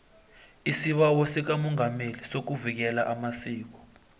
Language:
South Ndebele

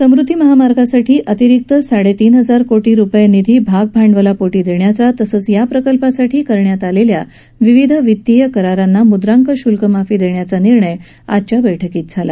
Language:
Marathi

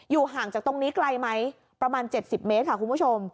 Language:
Thai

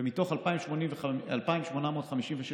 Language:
Hebrew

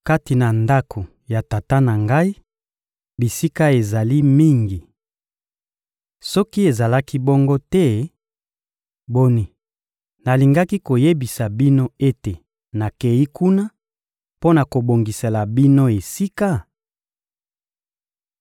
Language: Lingala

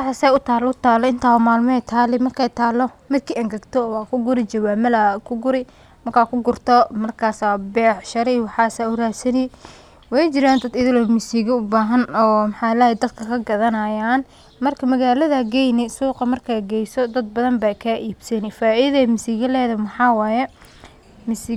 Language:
Somali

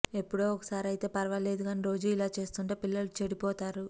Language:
Telugu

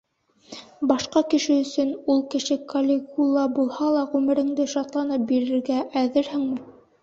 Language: Bashkir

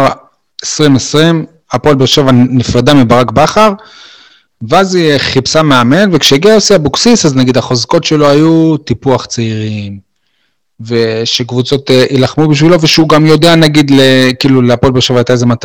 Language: Hebrew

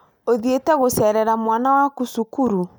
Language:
Kikuyu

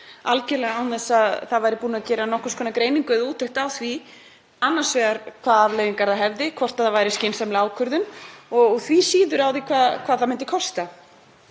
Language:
Icelandic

